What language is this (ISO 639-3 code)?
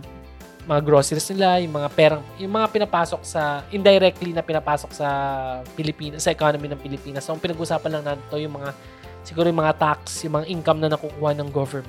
fil